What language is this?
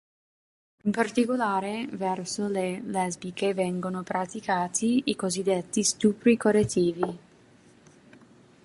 Italian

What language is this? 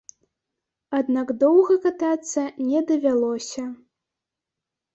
Belarusian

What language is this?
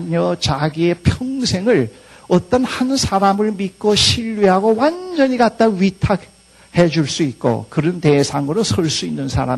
Korean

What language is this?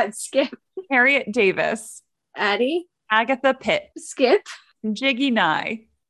English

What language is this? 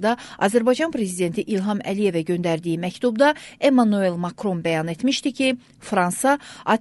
Turkish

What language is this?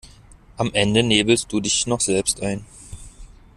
German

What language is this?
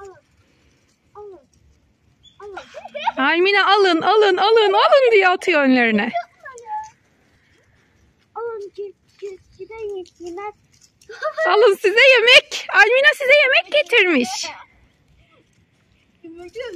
Turkish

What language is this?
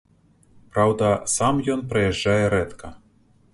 Belarusian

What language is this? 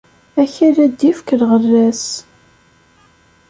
Kabyle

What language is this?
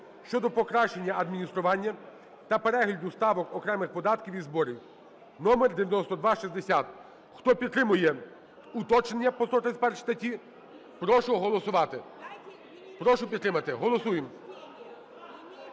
Ukrainian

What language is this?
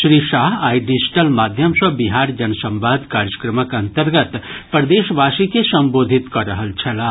Maithili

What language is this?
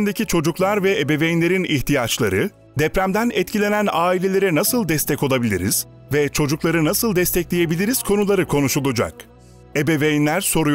Turkish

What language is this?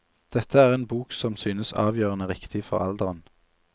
Norwegian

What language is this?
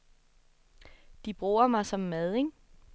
Danish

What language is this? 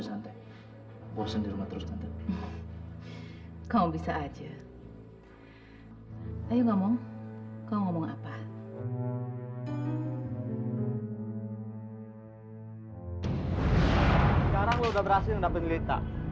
Indonesian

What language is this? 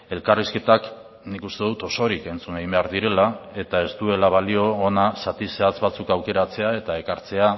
Basque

